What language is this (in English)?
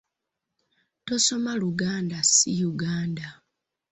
Ganda